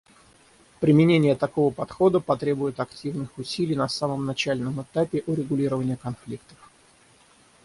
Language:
Russian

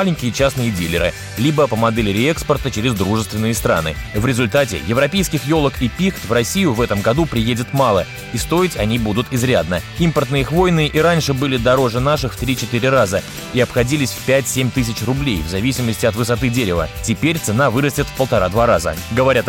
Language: Russian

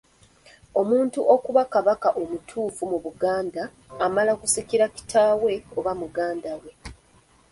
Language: Ganda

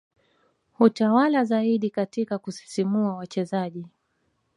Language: Swahili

